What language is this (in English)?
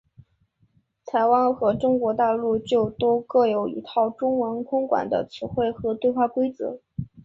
Chinese